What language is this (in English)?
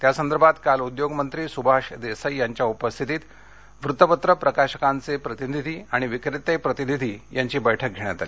Marathi